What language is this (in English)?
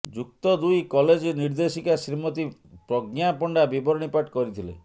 Odia